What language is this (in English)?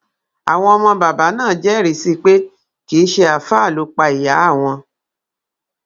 Yoruba